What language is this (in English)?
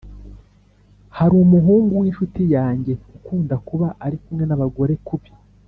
Kinyarwanda